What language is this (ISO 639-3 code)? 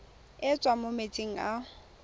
tsn